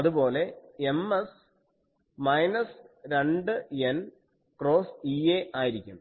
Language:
Malayalam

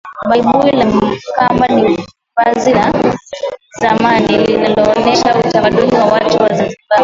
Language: Swahili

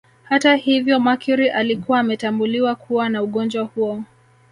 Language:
Swahili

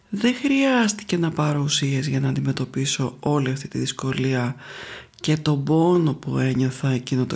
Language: Greek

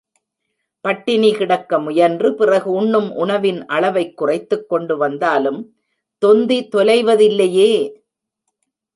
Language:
Tamil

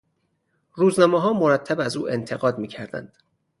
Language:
Persian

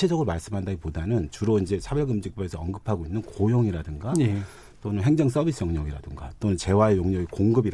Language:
Korean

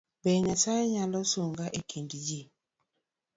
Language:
Luo (Kenya and Tanzania)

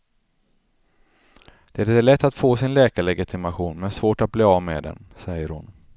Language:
Swedish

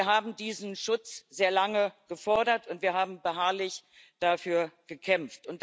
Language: German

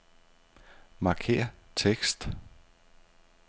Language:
Danish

